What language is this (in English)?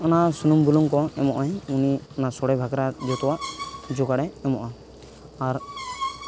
Santali